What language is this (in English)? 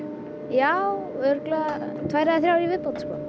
Icelandic